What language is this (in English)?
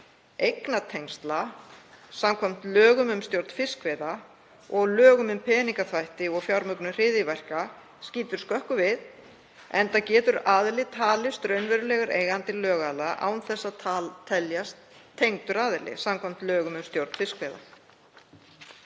Icelandic